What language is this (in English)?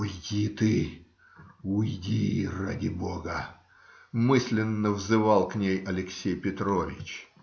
Russian